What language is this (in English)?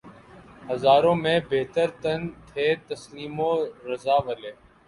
Urdu